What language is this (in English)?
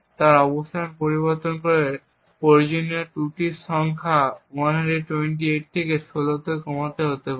Bangla